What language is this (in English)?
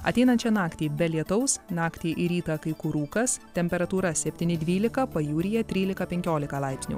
Lithuanian